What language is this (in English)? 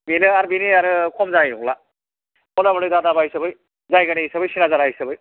Bodo